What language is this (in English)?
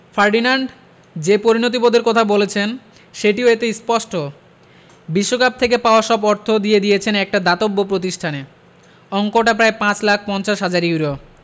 Bangla